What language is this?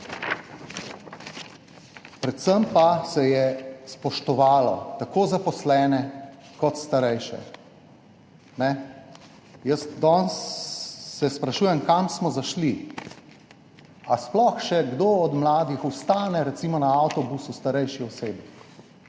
Slovenian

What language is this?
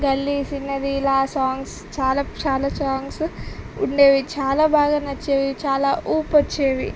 Telugu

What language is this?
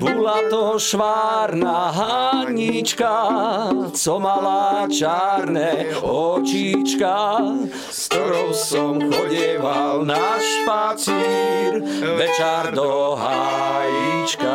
Slovak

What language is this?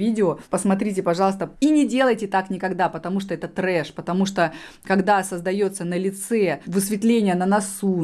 Russian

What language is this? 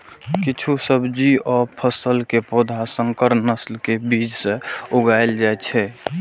Maithili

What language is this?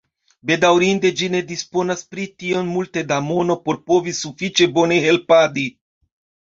Esperanto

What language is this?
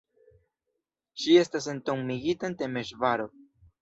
Esperanto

